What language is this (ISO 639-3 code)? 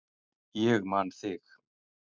isl